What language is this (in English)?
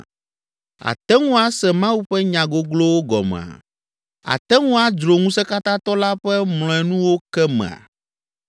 Ewe